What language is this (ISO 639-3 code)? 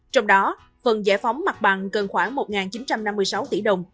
vie